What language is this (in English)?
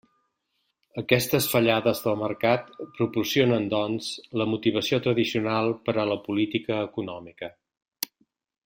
Catalan